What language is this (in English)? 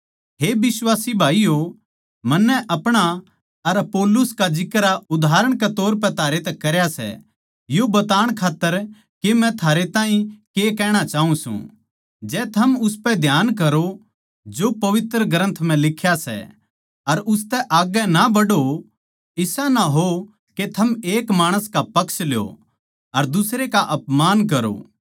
Haryanvi